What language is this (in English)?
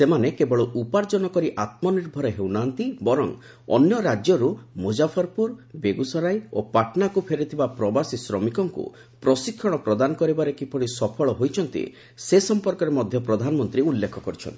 Odia